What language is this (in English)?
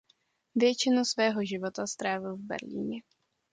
Czech